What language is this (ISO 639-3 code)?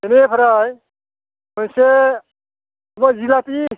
brx